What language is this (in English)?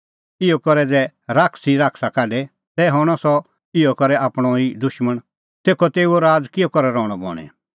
Kullu Pahari